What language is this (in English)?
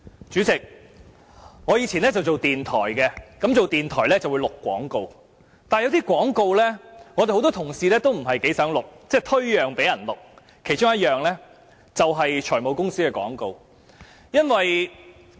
Cantonese